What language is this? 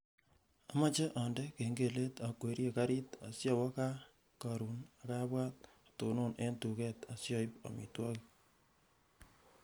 Kalenjin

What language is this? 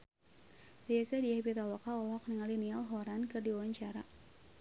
Sundanese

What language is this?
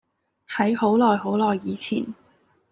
Cantonese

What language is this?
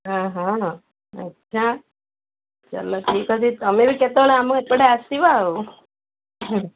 Odia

